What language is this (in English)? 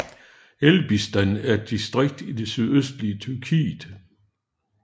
Danish